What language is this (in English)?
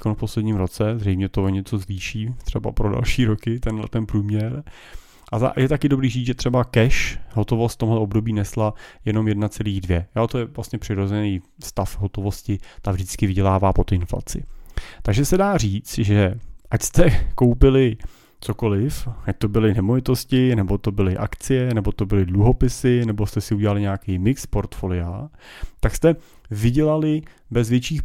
Czech